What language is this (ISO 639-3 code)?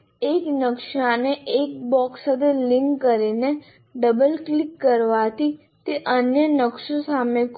guj